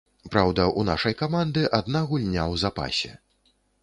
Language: Belarusian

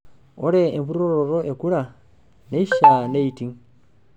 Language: Masai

